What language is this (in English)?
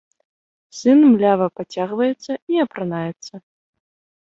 Belarusian